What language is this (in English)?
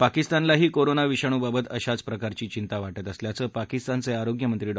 Marathi